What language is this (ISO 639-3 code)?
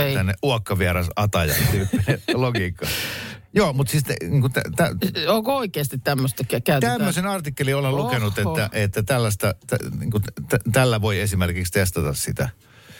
fin